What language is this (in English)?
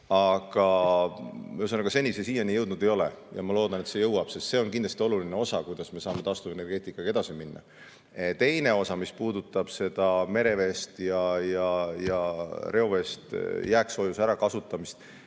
Estonian